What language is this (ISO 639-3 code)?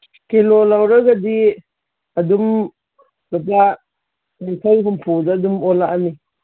mni